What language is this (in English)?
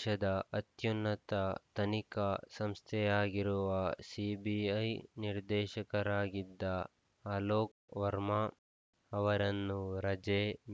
Kannada